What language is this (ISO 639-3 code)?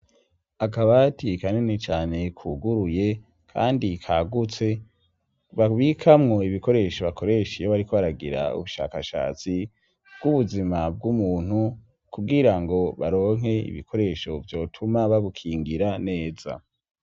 run